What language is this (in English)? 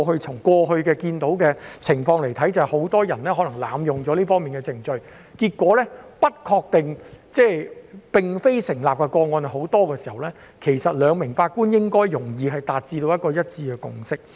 Cantonese